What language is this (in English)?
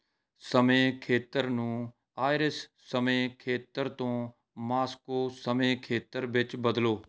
Punjabi